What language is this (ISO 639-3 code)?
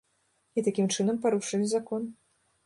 bel